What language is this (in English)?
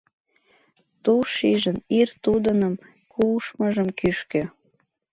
Mari